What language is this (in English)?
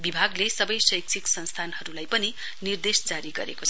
Nepali